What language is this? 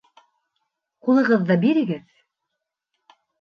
Bashkir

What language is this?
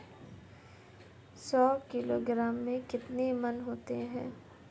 Hindi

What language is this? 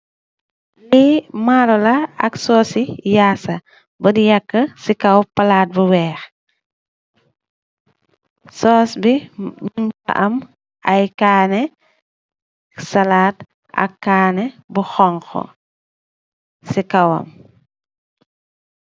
Wolof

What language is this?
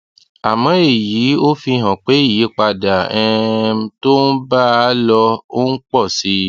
Yoruba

